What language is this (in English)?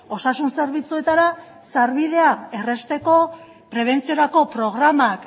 Basque